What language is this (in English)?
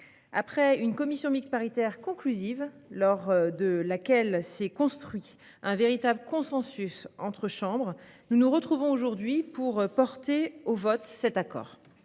French